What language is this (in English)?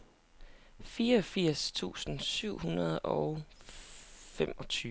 Danish